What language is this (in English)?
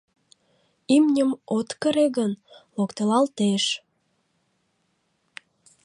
Mari